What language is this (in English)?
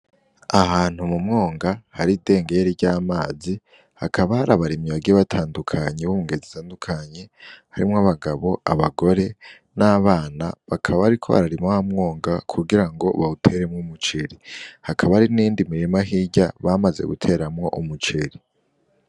Rundi